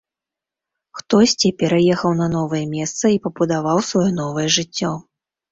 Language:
Belarusian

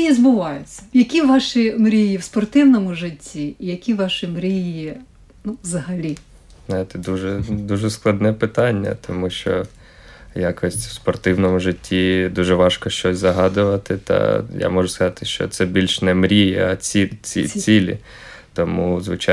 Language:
Ukrainian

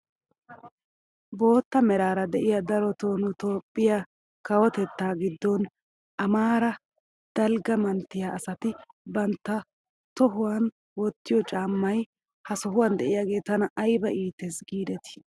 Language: Wolaytta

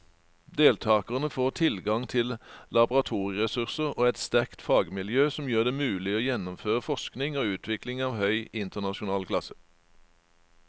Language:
Norwegian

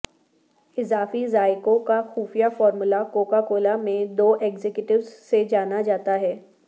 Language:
Urdu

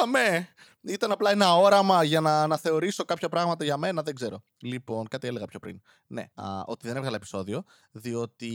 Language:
Greek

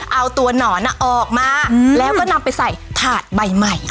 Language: Thai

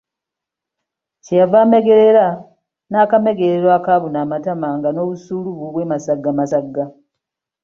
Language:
Ganda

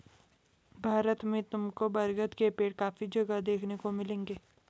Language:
Hindi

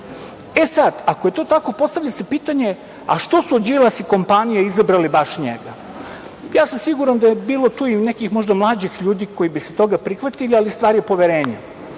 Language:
Serbian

